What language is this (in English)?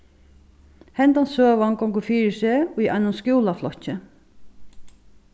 Faroese